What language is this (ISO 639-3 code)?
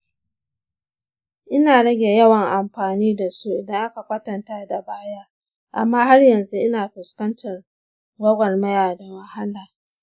hau